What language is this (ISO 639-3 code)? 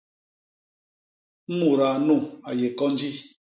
bas